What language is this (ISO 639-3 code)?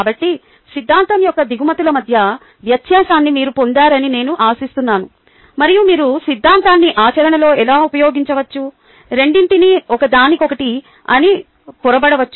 tel